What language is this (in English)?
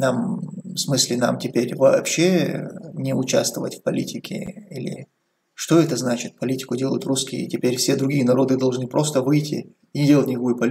Russian